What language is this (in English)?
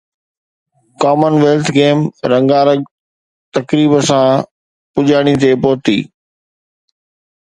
Sindhi